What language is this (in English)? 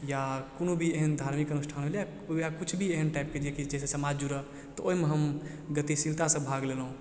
Maithili